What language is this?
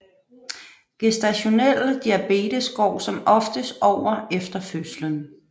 Danish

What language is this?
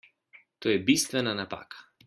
Slovenian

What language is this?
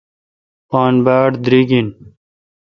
Kalkoti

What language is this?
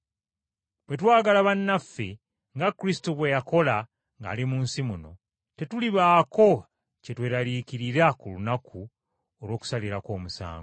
Ganda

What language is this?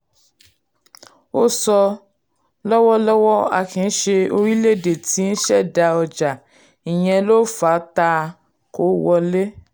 Yoruba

